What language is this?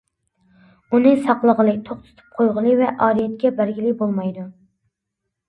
Uyghur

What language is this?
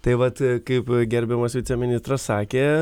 Lithuanian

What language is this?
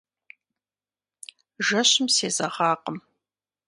Kabardian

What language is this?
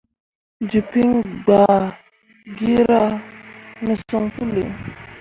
Mundang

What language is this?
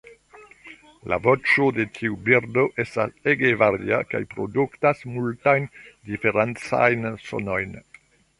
Esperanto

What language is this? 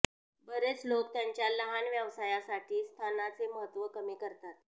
Marathi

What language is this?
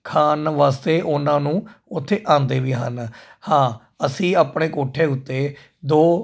Punjabi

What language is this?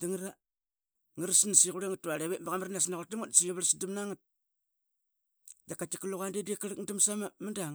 Qaqet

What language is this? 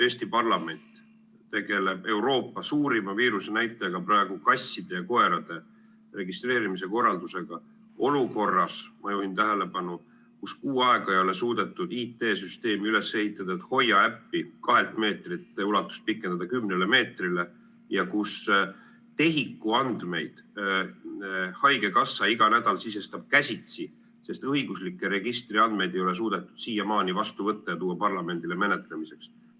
Estonian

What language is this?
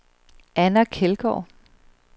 Danish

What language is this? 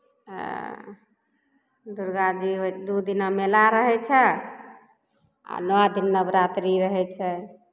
Maithili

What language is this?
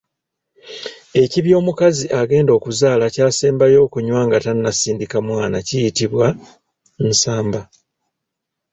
Ganda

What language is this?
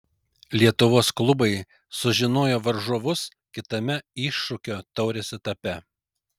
Lithuanian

